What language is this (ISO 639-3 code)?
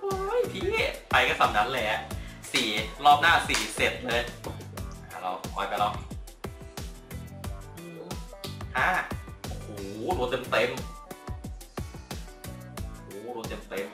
tha